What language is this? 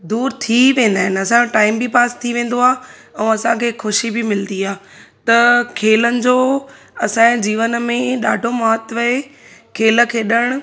Sindhi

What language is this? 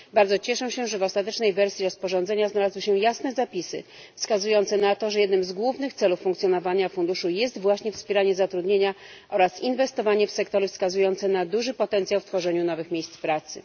Polish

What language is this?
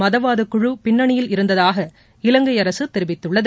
Tamil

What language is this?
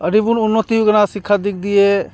Santali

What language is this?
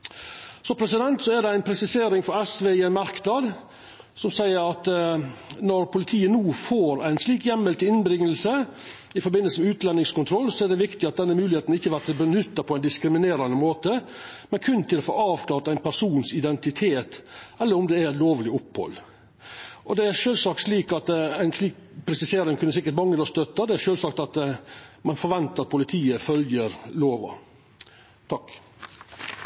Norwegian Nynorsk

